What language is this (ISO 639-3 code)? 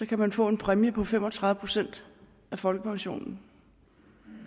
dan